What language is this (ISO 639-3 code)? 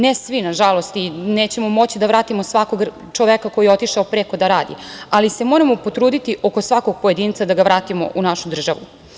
srp